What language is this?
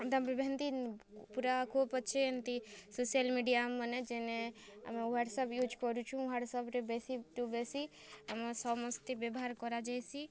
Odia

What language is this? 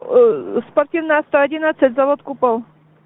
Russian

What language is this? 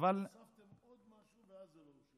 Hebrew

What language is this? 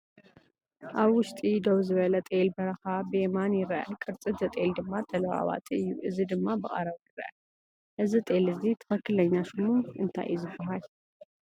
Tigrinya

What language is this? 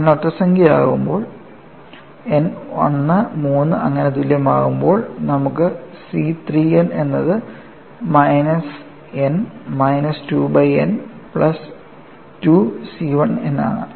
Malayalam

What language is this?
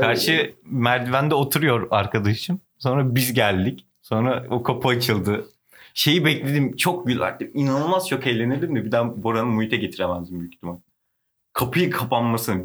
Turkish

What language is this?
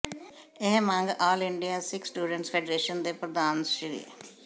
Punjabi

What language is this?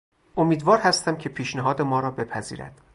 Persian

